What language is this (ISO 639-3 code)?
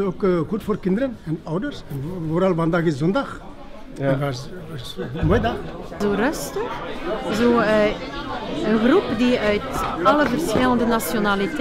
nld